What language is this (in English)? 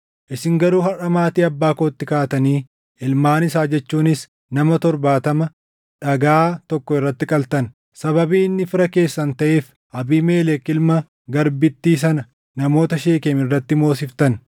Oromo